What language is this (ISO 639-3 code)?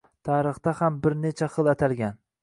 uzb